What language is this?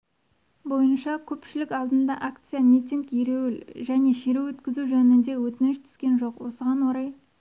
Kazakh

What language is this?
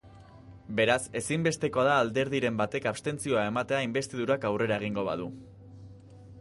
Basque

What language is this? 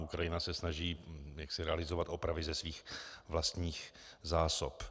Czech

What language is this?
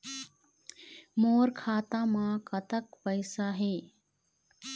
Chhattisgarhi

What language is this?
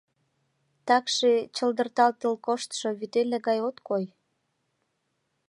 Mari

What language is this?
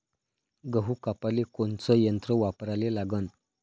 Marathi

